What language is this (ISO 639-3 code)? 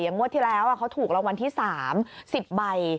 tha